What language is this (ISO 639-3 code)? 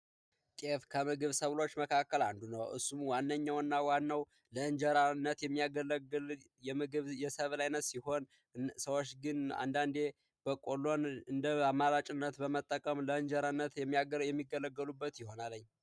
amh